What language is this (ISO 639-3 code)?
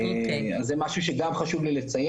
heb